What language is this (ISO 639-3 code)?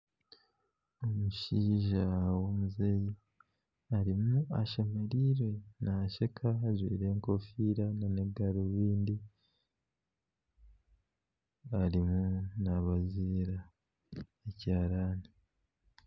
nyn